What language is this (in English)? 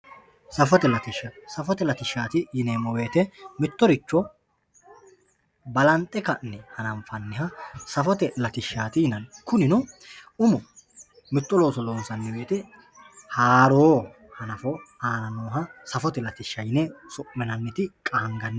Sidamo